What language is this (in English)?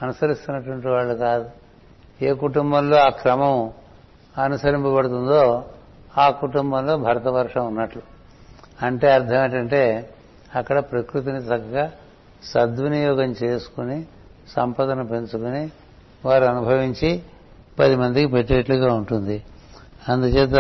Telugu